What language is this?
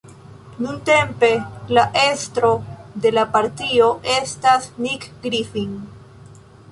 Esperanto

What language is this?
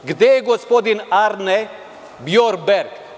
Serbian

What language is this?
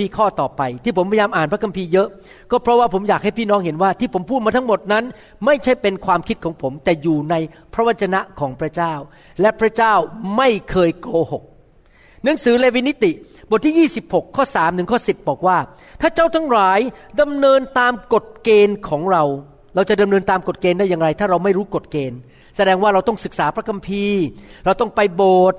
Thai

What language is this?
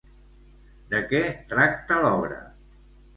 Catalan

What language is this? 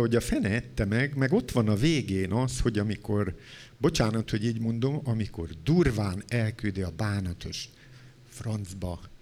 Hungarian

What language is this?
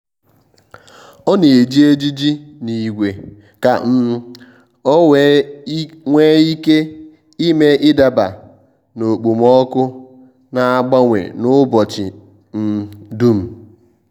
Igbo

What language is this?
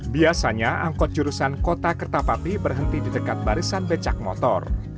Indonesian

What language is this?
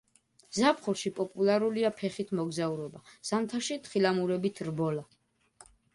Georgian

